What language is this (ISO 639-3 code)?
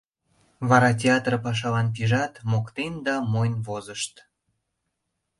chm